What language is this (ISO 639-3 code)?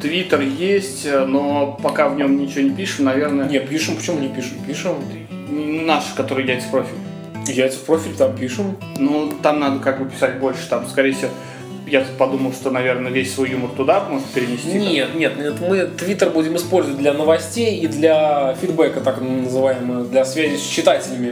rus